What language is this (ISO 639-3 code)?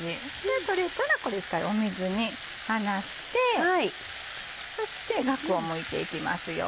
jpn